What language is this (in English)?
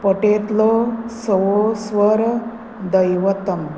Konkani